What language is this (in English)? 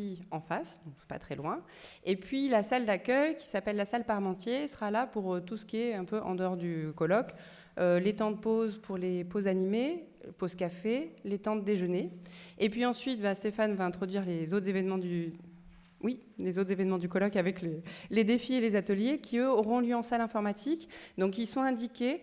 French